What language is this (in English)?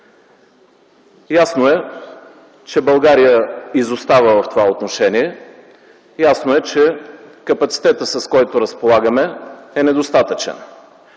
Bulgarian